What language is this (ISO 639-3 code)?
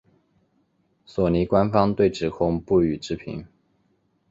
zho